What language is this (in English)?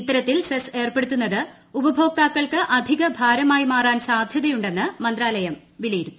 Malayalam